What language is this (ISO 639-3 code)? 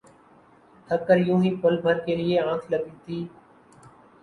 urd